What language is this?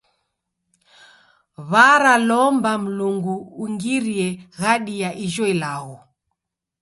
Taita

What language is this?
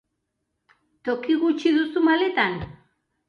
Basque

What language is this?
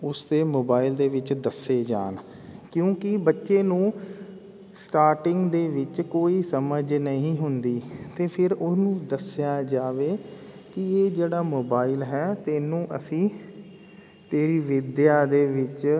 Punjabi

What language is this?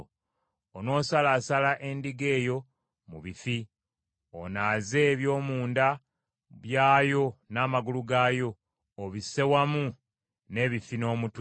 Ganda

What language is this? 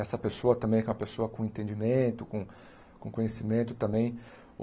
Portuguese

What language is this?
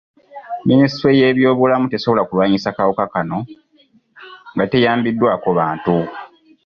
Ganda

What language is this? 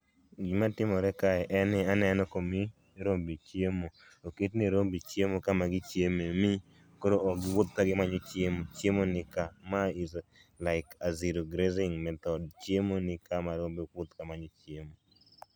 Luo (Kenya and Tanzania)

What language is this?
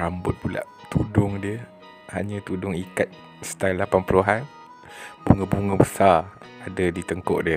Malay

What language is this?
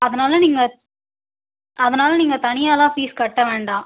Tamil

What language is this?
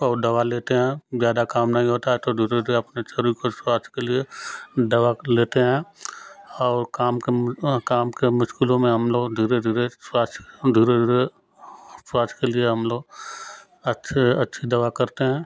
Hindi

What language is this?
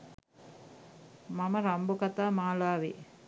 Sinhala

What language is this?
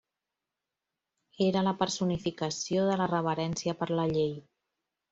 Catalan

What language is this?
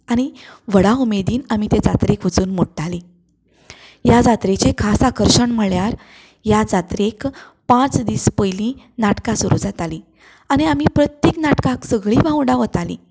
Konkani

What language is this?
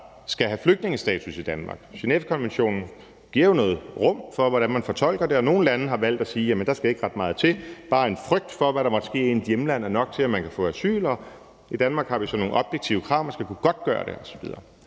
Danish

